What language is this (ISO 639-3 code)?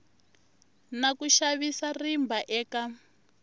tso